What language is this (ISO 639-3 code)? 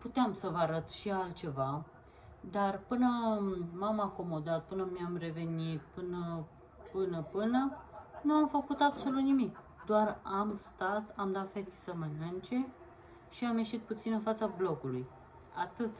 ron